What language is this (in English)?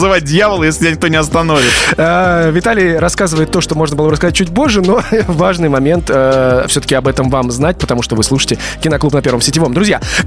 Russian